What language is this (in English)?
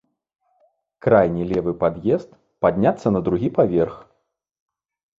Belarusian